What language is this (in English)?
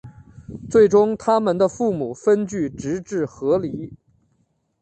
Chinese